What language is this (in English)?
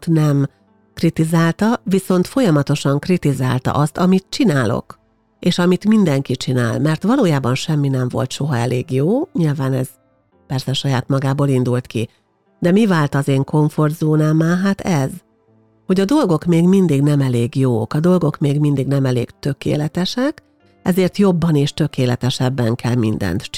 Hungarian